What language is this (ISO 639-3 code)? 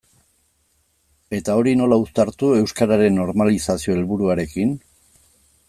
eus